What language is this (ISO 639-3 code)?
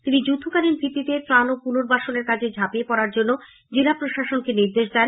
ben